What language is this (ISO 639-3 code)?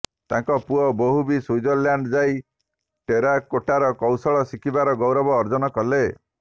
ori